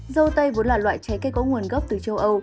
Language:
Vietnamese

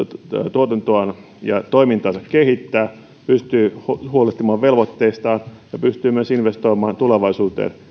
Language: Finnish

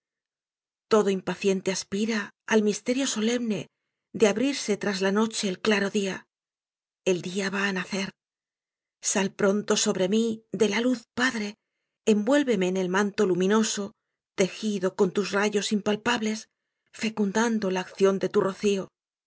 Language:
Spanish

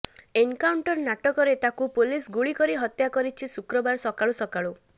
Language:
Odia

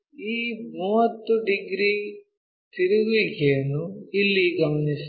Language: Kannada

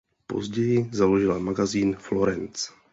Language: Czech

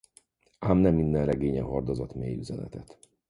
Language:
Hungarian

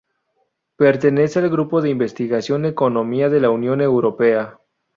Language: Spanish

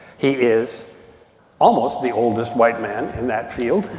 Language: English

